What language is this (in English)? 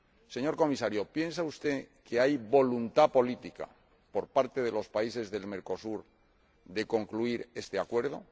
Spanish